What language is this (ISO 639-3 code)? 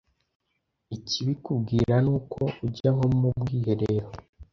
kin